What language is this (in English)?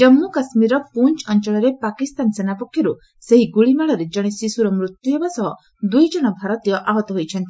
Odia